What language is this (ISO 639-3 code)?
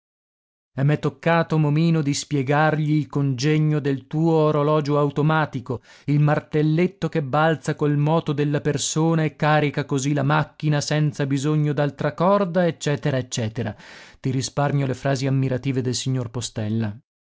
ita